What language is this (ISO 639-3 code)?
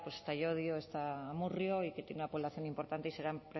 spa